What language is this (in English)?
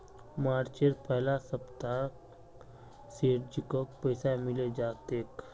Magahi